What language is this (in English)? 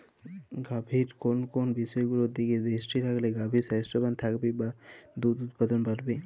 Bangla